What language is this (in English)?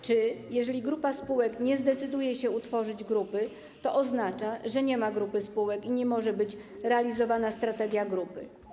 Polish